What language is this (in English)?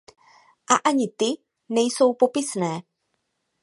Czech